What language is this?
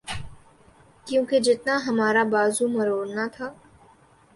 Urdu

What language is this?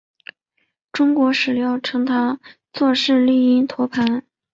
Chinese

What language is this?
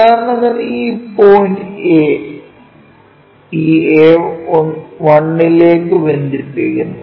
Malayalam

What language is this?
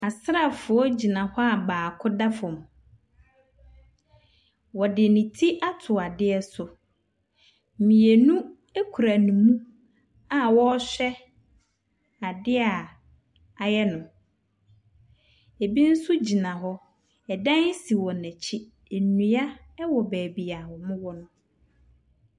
Akan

